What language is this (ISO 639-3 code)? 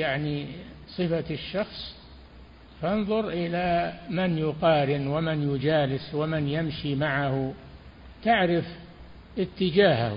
ara